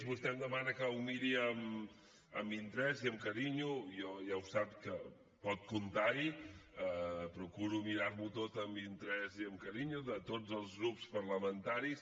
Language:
Catalan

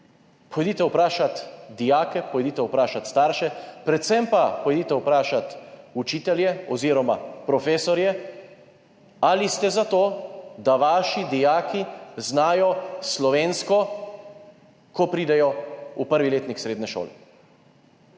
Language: Slovenian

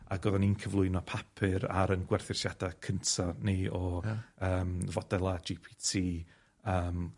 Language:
Welsh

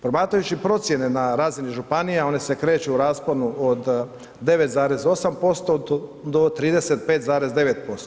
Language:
Croatian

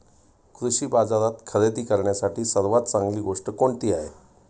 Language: Marathi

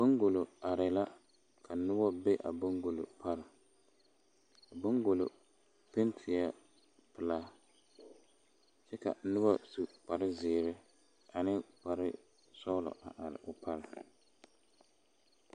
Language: Southern Dagaare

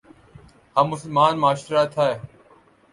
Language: Urdu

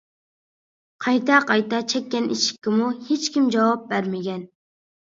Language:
Uyghur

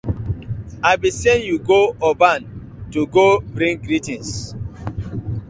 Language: Nigerian Pidgin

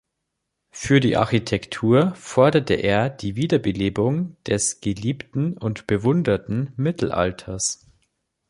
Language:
German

